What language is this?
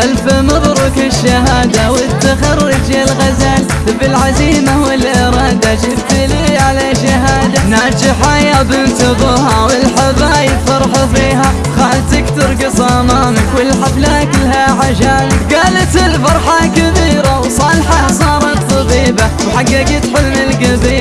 Arabic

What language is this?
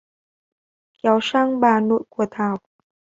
Vietnamese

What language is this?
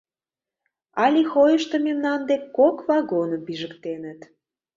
Mari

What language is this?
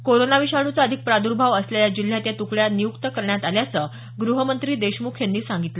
Marathi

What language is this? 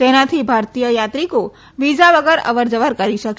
Gujarati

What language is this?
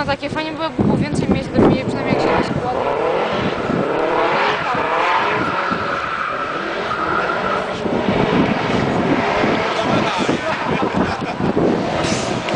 Polish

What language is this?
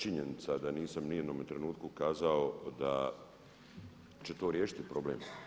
Croatian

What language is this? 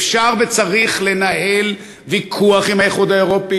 Hebrew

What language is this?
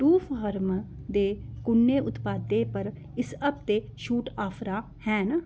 Dogri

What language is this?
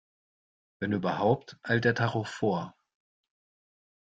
German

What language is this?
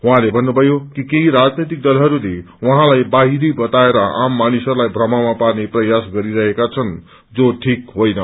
Nepali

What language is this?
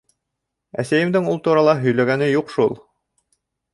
Bashkir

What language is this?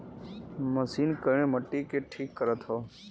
Bhojpuri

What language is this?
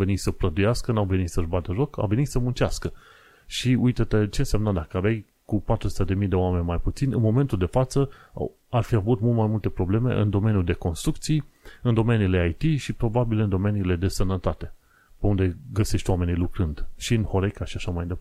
Romanian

